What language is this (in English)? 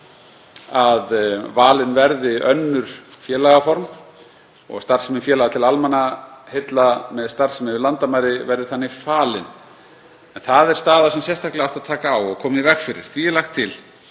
Icelandic